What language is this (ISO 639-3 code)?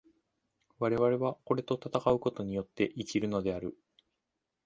jpn